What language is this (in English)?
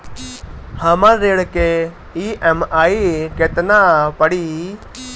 Bhojpuri